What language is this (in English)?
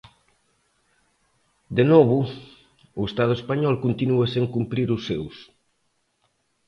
Galician